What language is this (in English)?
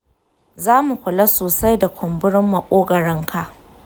Hausa